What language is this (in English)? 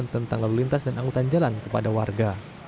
Indonesian